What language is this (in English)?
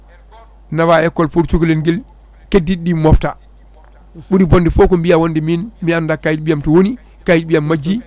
Fula